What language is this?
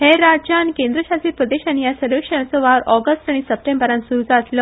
Konkani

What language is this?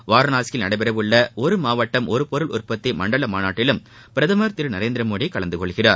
Tamil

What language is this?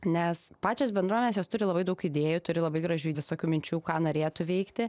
Lithuanian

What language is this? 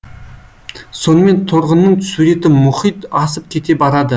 Kazakh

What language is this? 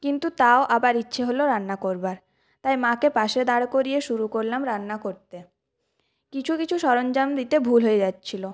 Bangla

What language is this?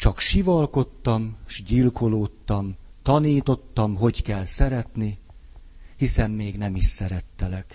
Hungarian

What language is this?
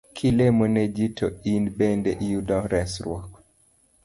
Luo (Kenya and Tanzania)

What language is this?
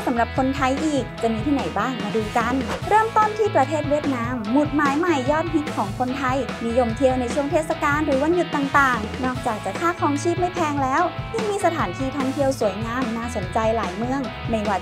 Thai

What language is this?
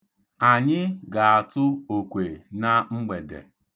Igbo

